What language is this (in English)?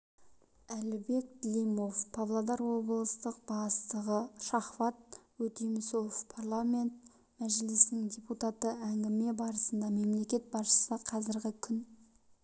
Kazakh